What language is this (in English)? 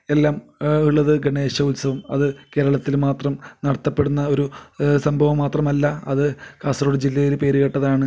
Malayalam